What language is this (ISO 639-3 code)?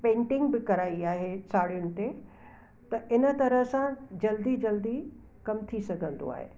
snd